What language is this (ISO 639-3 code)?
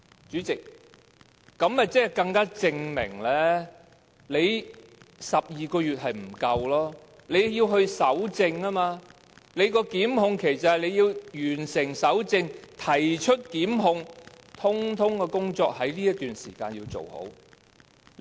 yue